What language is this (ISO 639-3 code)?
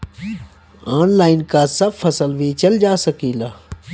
bho